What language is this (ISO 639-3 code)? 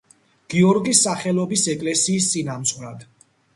kat